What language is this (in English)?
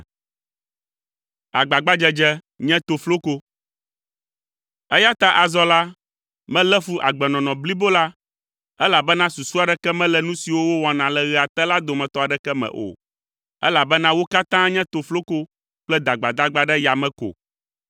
Ewe